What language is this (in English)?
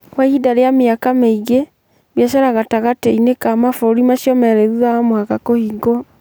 Kikuyu